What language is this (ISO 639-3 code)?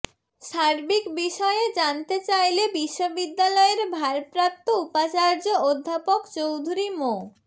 ben